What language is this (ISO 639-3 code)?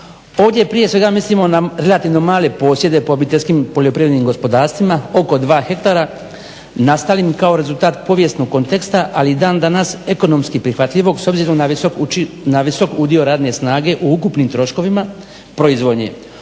hrv